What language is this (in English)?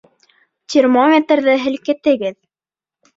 Bashkir